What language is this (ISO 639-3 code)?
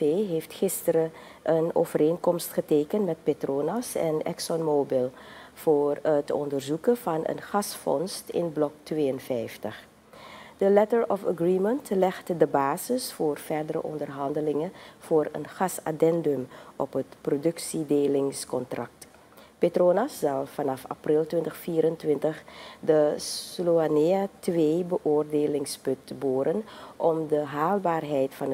nld